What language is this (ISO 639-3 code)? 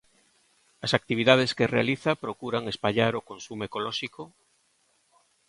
glg